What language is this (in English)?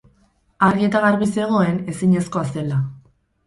Basque